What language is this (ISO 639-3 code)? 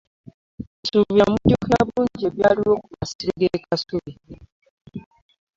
lug